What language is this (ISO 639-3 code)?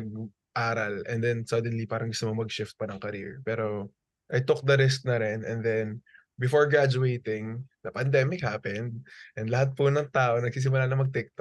fil